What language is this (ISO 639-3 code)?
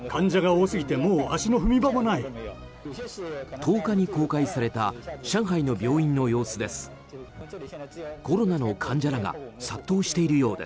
jpn